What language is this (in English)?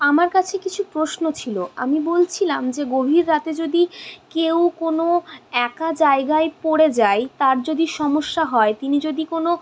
Bangla